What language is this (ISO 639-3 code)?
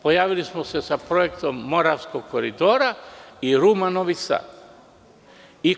srp